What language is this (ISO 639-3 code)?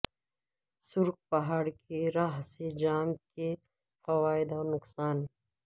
urd